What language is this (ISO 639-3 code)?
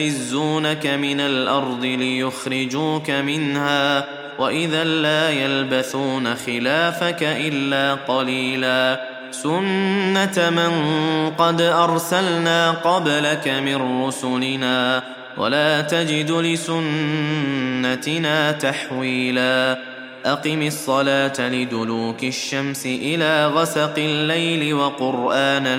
ara